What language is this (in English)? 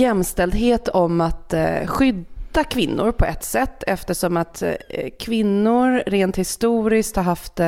Swedish